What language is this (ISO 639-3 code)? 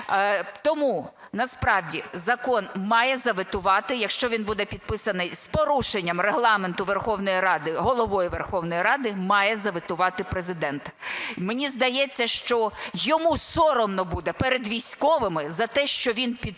ukr